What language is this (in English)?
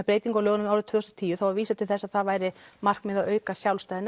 Icelandic